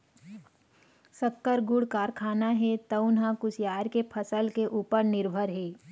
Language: Chhattisgarhi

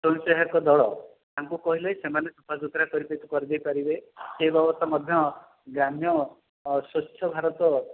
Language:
Odia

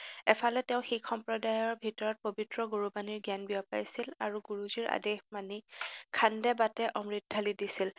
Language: Assamese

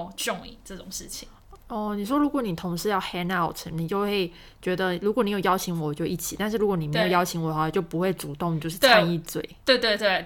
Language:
Chinese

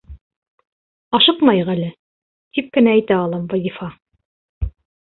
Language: Bashkir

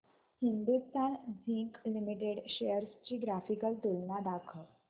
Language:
Marathi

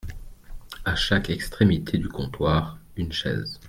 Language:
French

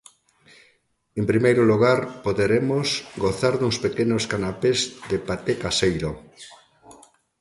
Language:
Galician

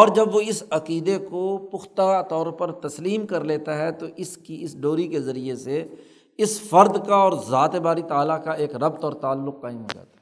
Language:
Urdu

